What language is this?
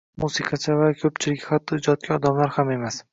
Uzbek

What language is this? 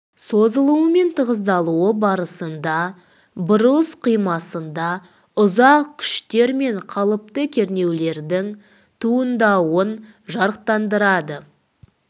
Kazakh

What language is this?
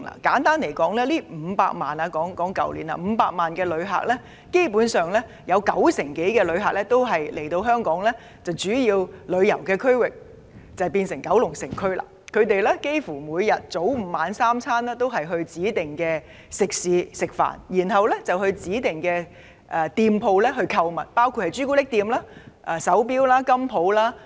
Cantonese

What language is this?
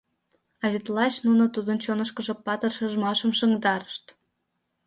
Mari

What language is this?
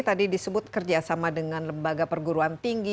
Indonesian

